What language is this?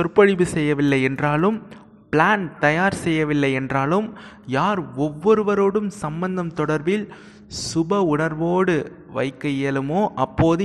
Tamil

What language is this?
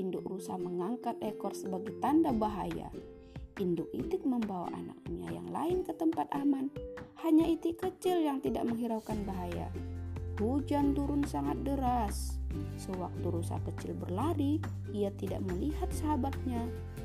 Indonesian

